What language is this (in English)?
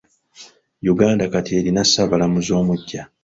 Ganda